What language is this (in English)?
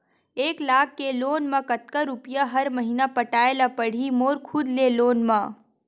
Chhattisgarhi